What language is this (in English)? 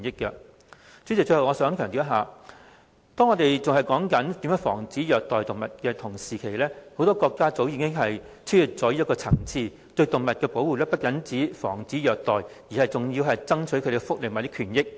Cantonese